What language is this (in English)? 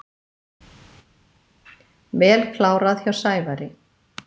Icelandic